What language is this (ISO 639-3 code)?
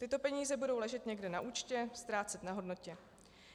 ces